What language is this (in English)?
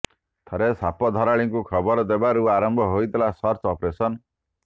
Odia